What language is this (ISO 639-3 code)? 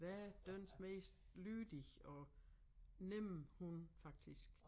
dan